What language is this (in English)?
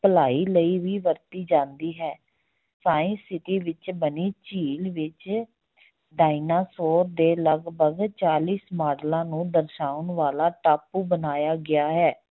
Punjabi